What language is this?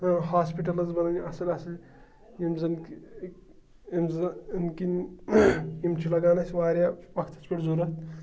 Kashmiri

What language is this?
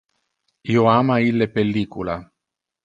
Interlingua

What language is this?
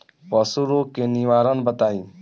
Bhojpuri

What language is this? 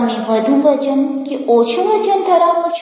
Gujarati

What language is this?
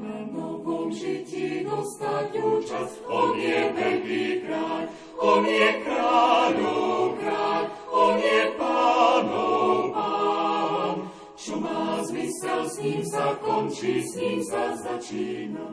Slovak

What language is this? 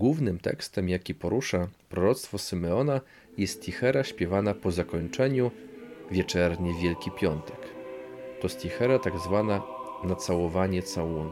Polish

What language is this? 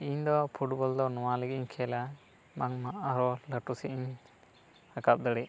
Santali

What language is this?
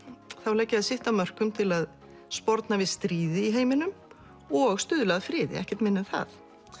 Icelandic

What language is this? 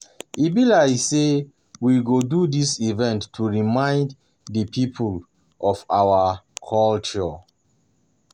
Nigerian Pidgin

